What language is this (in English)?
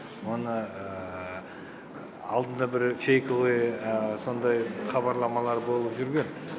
Kazakh